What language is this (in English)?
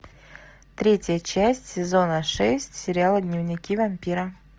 Russian